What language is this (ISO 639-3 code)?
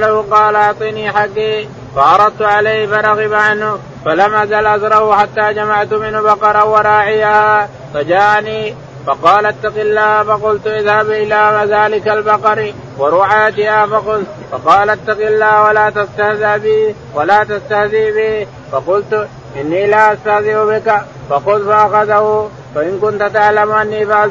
ara